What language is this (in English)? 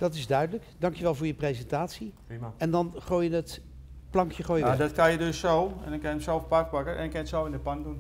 Dutch